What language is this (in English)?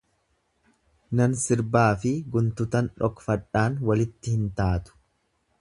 Oromo